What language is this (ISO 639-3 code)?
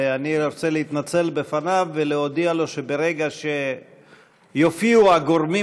heb